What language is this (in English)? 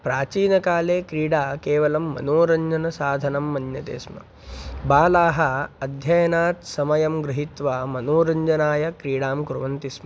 Sanskrit